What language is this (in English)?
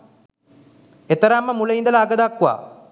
Sinhala